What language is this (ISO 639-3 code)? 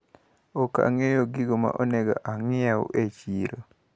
luo